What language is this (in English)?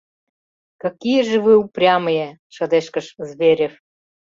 Mari